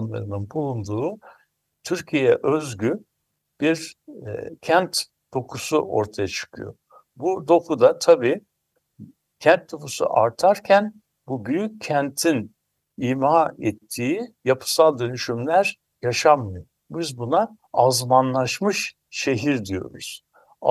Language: Turkish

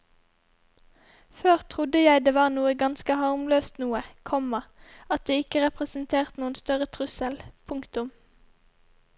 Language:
Norwegian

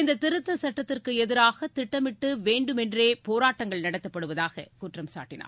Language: Tamil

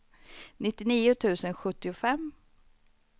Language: Swedish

